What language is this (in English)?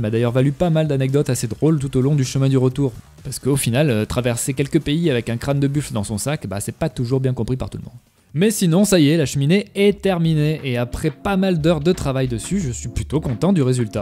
French